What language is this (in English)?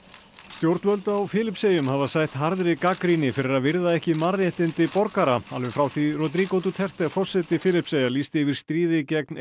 Icelandic